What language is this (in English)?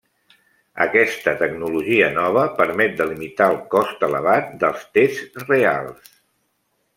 Catalan